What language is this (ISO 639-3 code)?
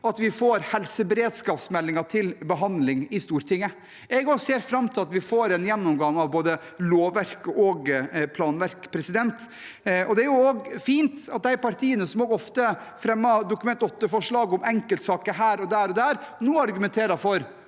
nor